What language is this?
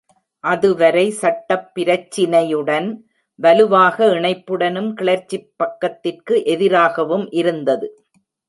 Tamil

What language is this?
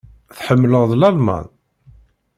Kabyle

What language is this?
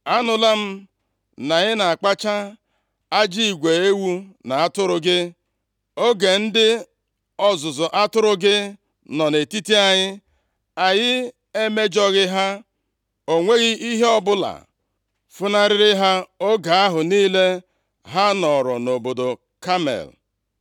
Igbo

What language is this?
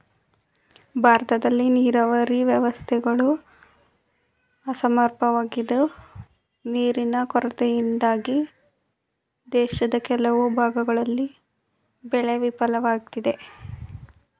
Kannada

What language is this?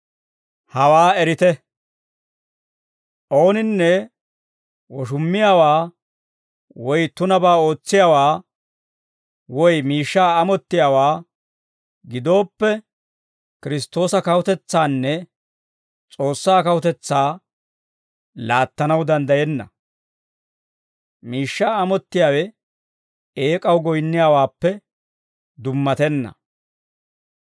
Dawro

